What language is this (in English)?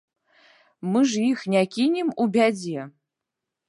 Belarusian